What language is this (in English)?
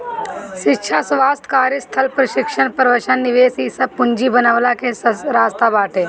Bhojpuri